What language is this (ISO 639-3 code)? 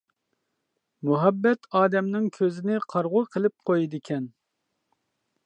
uig